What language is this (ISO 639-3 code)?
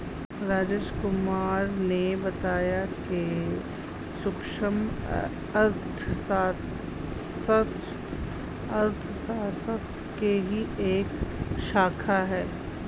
hin